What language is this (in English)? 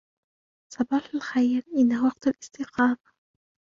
Arabic